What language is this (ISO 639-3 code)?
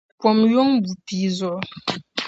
dag